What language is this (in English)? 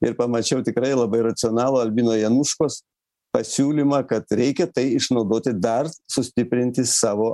Lithuanian